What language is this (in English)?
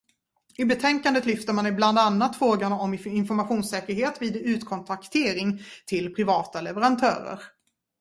Swedish